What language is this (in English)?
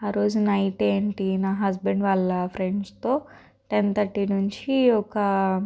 Telugu